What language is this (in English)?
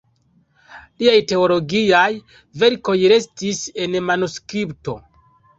Esperanto